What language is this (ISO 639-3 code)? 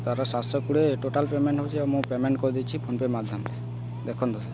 ori